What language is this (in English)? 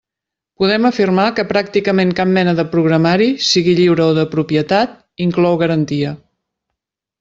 Catalan